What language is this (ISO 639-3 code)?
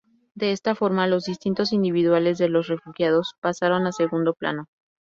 spa